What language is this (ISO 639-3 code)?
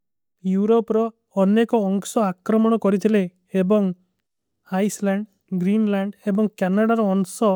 uki